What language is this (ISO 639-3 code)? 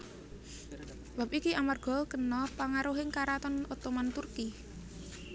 jav